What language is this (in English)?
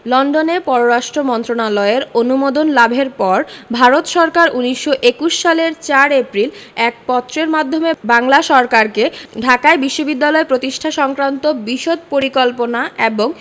Bangla